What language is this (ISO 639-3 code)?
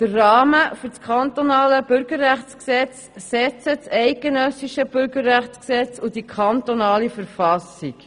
gsw